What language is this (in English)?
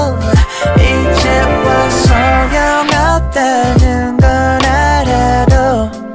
Korean